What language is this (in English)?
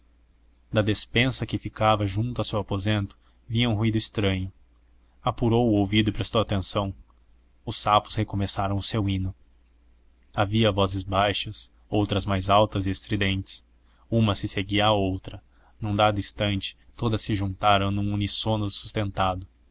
Portuguese